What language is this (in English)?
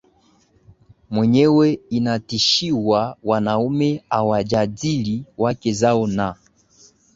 Swahili